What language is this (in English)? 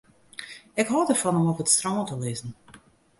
Western Frisian